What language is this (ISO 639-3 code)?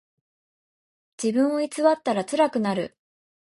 jpn